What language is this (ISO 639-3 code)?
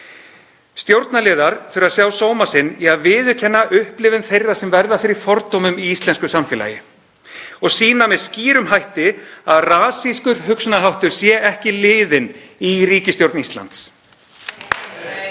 isl